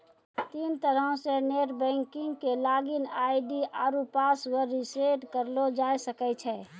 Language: Maithili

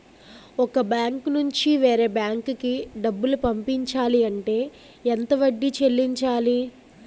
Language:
Telugu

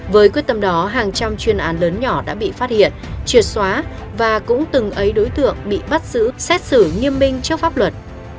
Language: Vietnamese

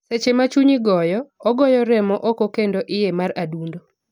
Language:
Luo (Kenya and Tanzania)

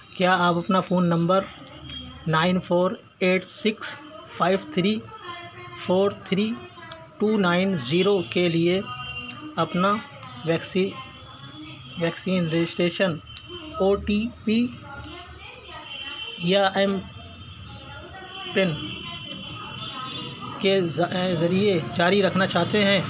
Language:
Urdu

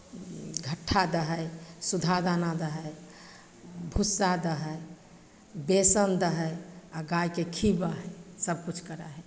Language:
Maithili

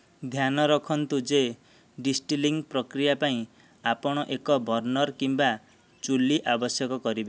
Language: Odia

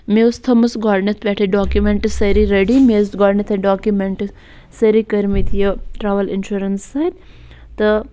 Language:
Kashmiri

